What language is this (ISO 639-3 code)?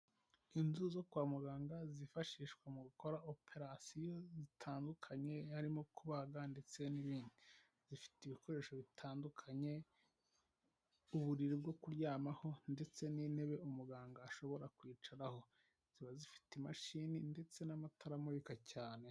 kin